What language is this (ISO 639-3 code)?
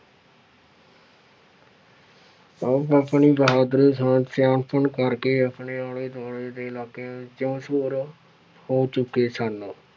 pan